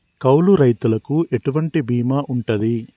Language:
Telugu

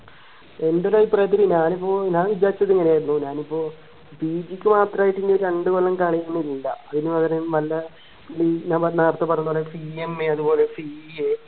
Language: Malayalam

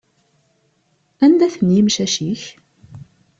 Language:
Kabyle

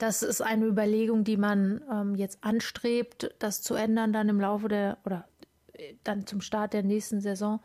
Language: German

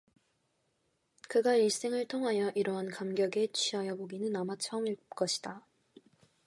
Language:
Korean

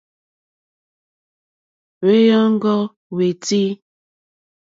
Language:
Mokpwe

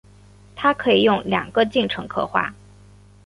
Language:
Chinese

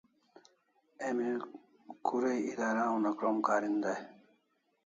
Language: Kalasha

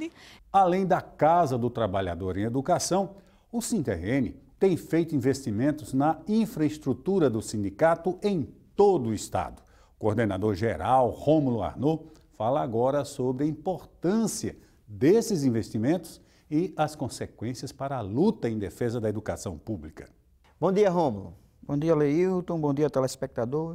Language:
Portuguese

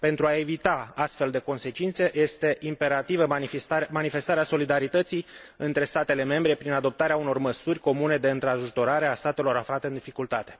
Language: Romanian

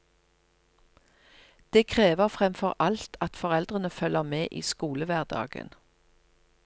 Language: Norwegian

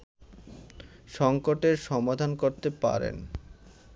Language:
Bangla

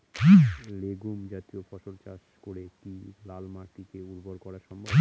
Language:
Bangla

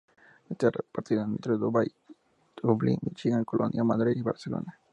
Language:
Spanish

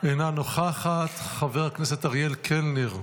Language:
Hebrew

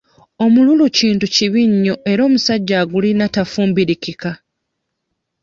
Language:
Ganda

